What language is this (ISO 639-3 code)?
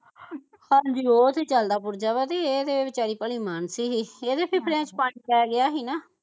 pan